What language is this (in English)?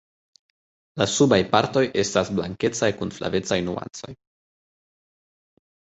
Esperanto